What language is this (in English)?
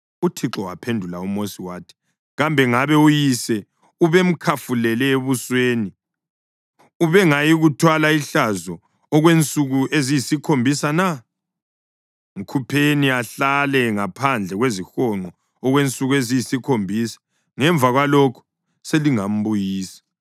North Ndebele